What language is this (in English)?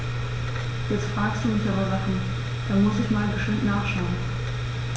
German